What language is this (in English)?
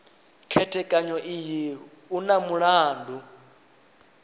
Venda